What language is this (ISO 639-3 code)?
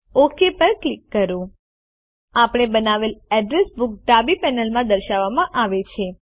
guj